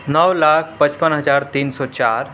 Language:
Urdu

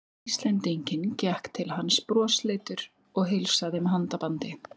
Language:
Icelandic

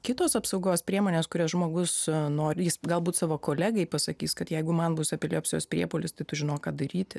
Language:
Lithuanian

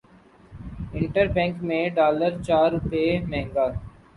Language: Urdu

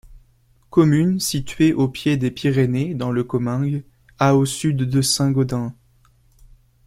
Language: French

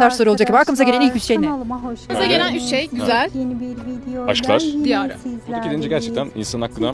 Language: Turkish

